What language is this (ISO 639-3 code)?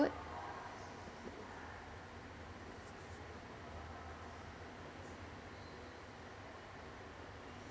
eng